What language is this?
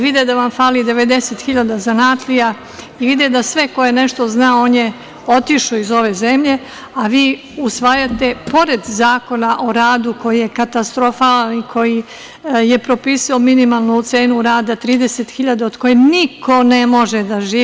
Serbian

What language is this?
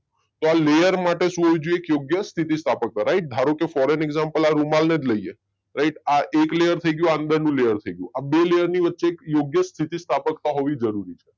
Gujarati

